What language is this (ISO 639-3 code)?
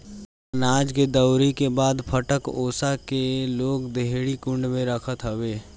bho